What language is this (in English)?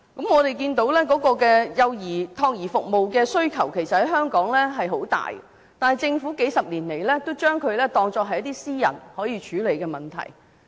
Cantonese